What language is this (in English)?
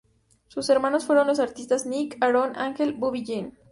Spanish